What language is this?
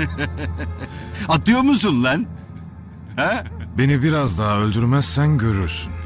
Turkish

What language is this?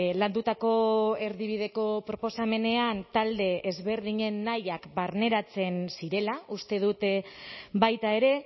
Basque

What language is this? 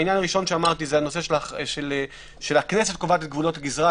Hebrew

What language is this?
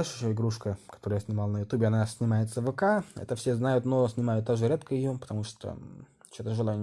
Russian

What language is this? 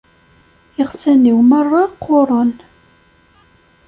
Kabyle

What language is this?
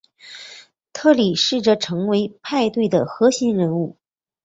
Chinese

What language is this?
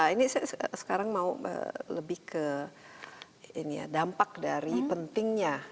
Indonesian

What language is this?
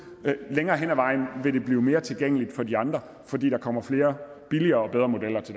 Danish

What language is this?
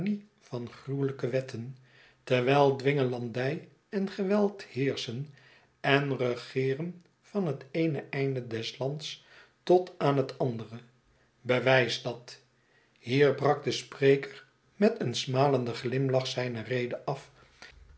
Dutch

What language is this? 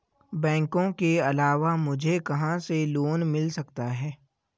Hindi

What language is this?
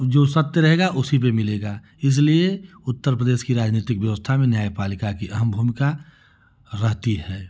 Hindi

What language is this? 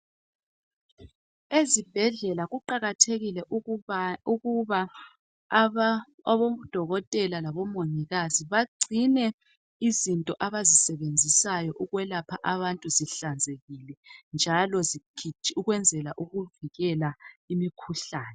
North Ndebele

